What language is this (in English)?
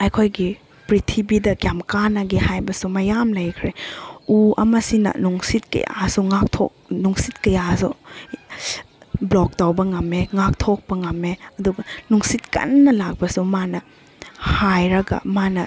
Manipuri